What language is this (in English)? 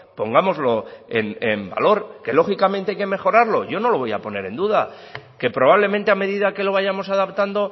Spanish